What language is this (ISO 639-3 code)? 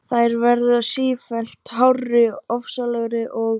isl